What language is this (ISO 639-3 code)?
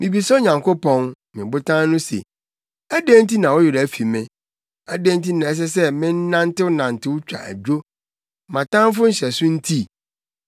aka